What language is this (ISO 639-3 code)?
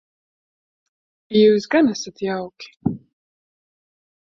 lav